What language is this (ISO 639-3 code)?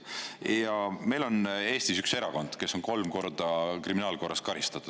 est